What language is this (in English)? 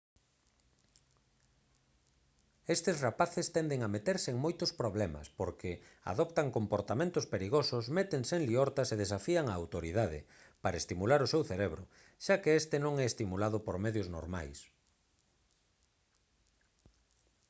Galician